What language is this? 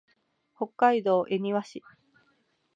Japanese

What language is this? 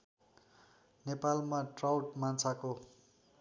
Nepali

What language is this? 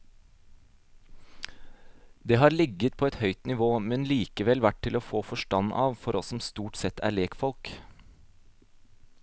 Norwegian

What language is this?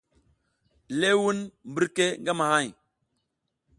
South Giziga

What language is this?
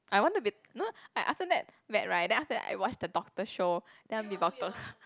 English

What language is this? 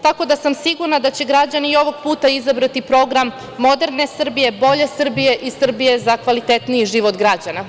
Serbian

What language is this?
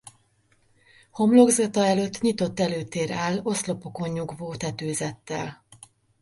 Hungarian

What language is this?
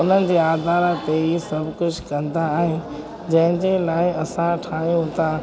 Sindhi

